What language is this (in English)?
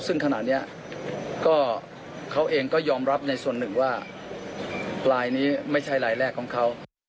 Thai